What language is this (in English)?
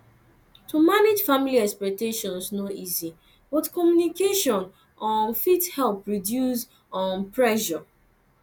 Nigerian Pidgin